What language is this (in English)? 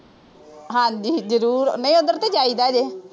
Punjabi